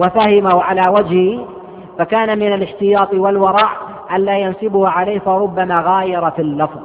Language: Arabic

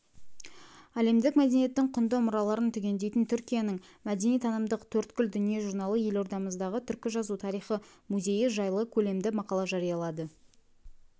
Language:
Kazakh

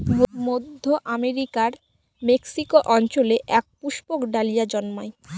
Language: Bangla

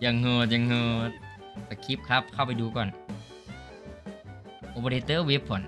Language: Thai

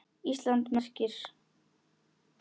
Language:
Icelandic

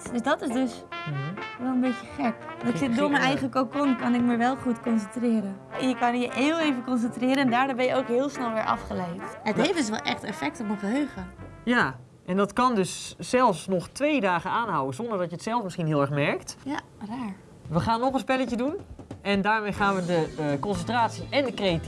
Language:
Dutch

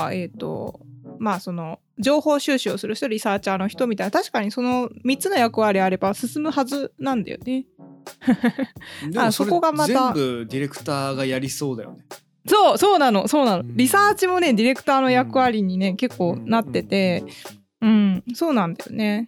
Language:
Japanese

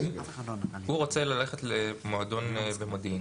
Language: Hebrew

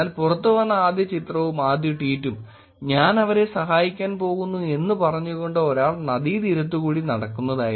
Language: Malayalam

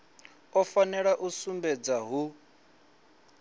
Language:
Venda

